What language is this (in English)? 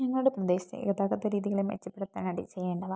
Malayalam